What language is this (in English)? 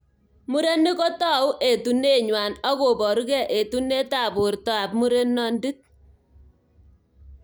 Kalenjin